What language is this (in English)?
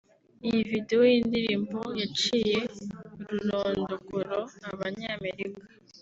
Kinyarwanda